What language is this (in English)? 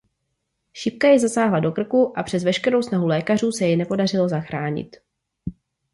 Czech